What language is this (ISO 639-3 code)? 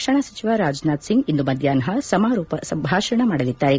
kan